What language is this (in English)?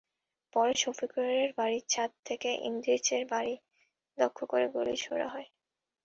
Bangla